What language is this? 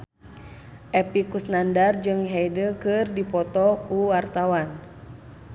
Sundanese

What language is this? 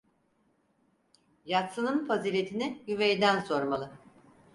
Turkish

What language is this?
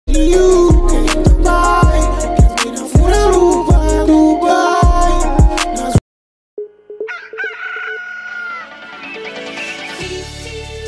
Romanian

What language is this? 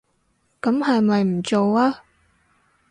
Cantonese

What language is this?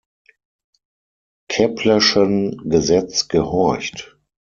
German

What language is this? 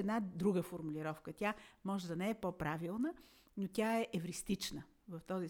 Bulgarian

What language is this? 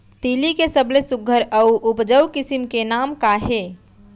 Chhattisgarhi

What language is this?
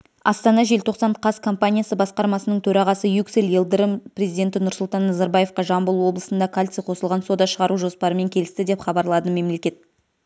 Kazakh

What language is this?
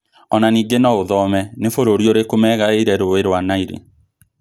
Kikuyu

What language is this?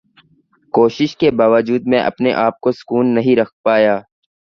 Urdu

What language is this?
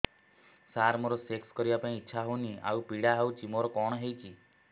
Odia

